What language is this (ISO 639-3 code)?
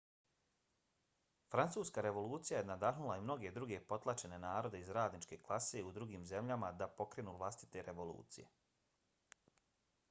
bos